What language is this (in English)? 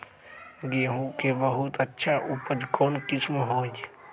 Magahi